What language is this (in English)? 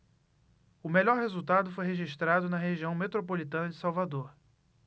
Portuguese